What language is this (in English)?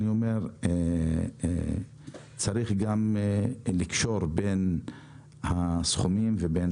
Hebrew